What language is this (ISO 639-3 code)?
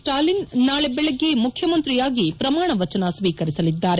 kan